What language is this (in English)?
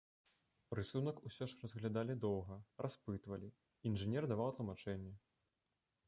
Belarusian